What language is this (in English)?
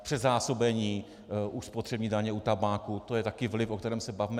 Czech